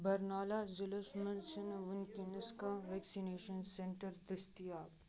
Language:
Kashmiri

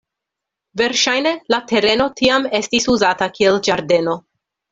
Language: Esperanto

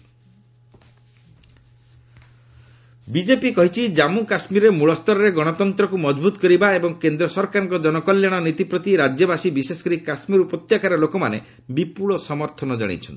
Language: Odia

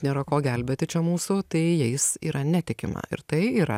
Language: Lithuanian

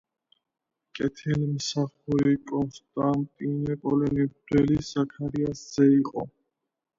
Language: Georgian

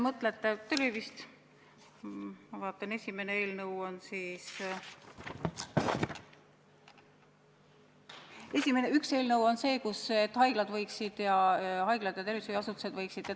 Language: Estonian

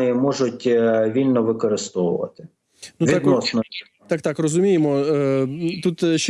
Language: Ukrainian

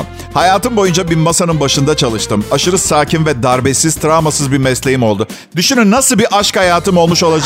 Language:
Turkish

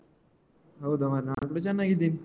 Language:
Kannada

